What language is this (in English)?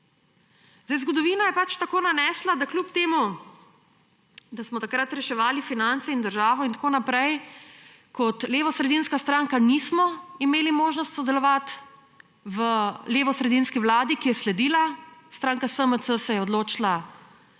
Slovenian